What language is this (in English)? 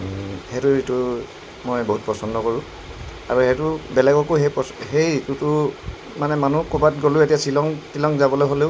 Assamese